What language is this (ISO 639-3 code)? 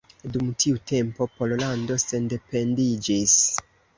epo